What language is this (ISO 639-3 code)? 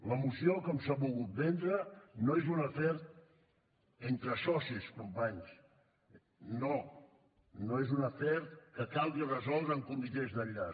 cat